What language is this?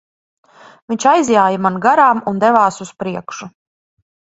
Latvian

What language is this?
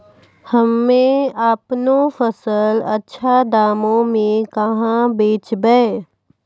Maithili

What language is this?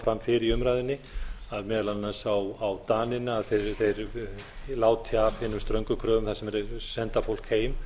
Icelandic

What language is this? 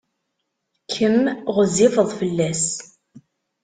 Kabyle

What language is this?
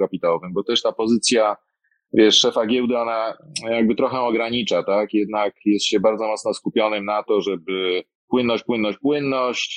Polish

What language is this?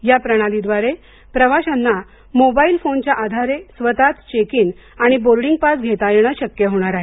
Marathi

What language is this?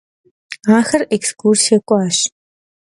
Kabardian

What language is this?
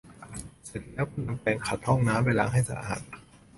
Thai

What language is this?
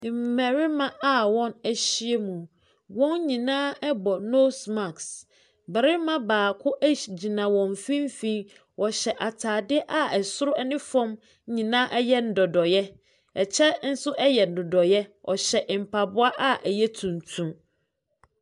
Akan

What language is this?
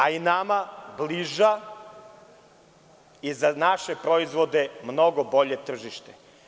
Serbian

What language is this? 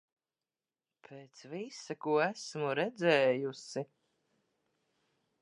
Latvian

